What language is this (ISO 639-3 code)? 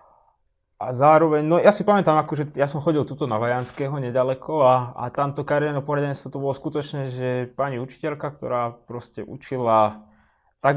slk